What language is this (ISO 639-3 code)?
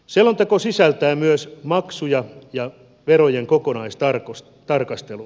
fin